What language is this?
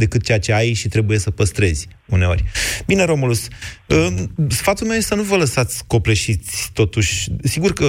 Romanian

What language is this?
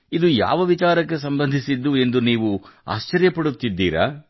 Kannada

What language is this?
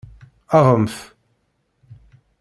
Kabyle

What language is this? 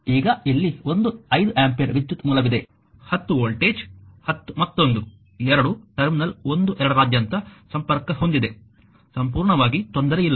Kannada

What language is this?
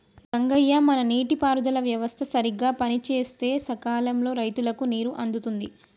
Telugu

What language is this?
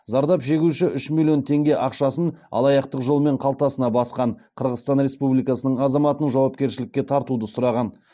Kazakh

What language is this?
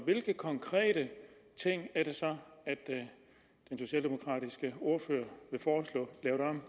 Danish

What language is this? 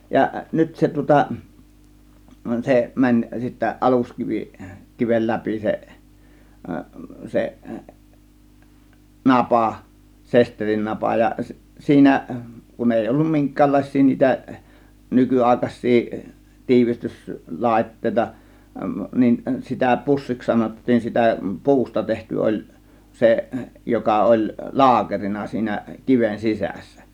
Finnish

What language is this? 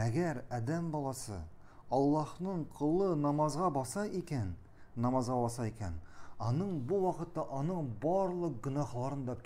Turkish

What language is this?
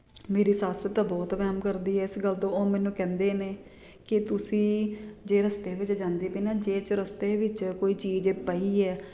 Punjabi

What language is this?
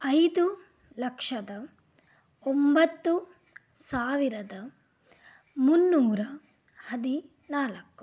Kannada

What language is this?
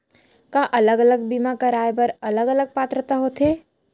Chhattisgarhi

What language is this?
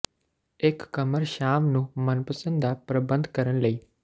Punjabi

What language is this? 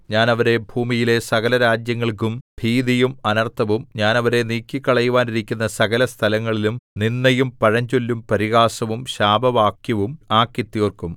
Malayalam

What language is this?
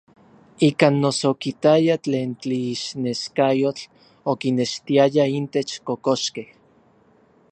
Orizaba Nahuatl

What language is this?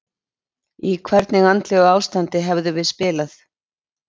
Icelandic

